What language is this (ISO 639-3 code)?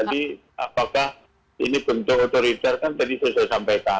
ind